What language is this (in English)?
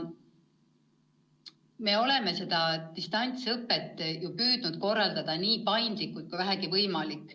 Estonian